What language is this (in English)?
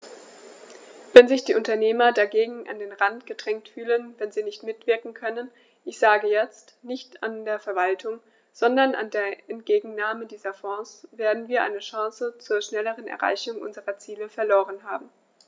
German